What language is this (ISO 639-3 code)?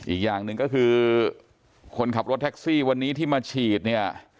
tha